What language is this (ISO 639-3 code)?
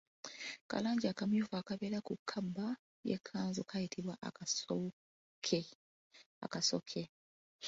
lug